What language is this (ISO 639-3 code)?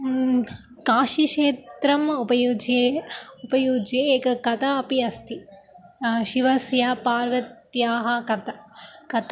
san